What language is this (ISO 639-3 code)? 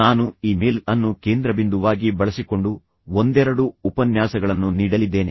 kan